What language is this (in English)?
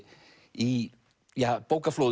Icelandic